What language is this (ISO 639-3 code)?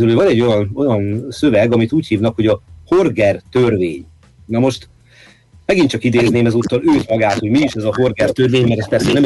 hun